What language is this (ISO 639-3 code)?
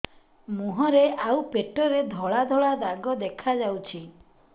ori